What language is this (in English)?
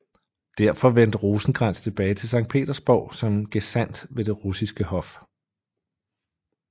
Danish